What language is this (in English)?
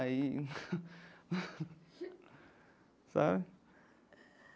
Portuguese